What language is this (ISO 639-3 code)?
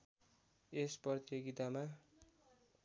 nep